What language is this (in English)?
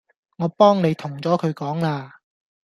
Cantonese